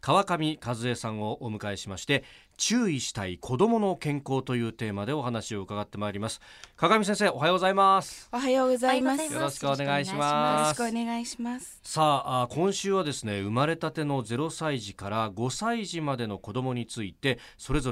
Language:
Japanese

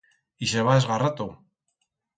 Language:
Aragonese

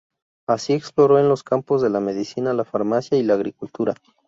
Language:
Spanish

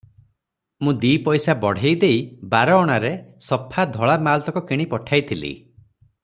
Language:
Odia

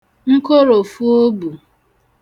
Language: Igbo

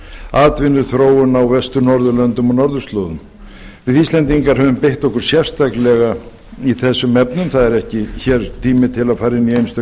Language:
Icelandic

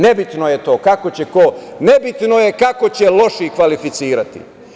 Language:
Serbian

